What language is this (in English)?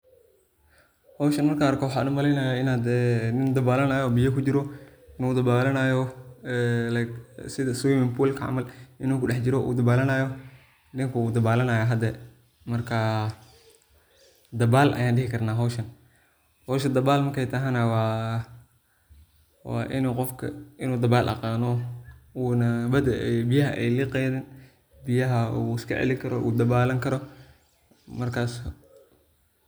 Somali